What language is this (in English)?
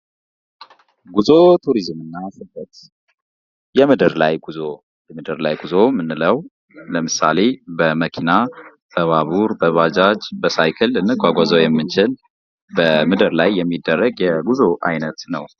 Amharic